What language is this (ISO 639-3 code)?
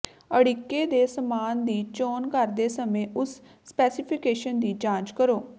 pan